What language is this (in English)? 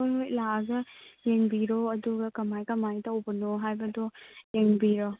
Manipuri